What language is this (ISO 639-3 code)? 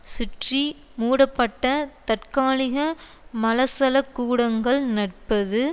tam